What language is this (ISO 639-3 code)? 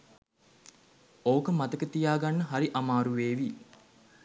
sin